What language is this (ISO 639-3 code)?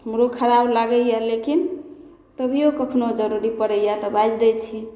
mai